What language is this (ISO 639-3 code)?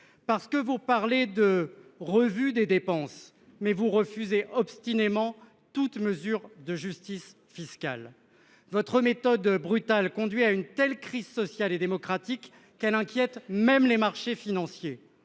fra